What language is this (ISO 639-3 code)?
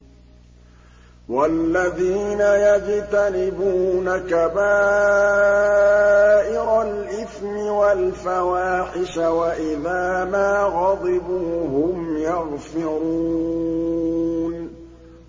ara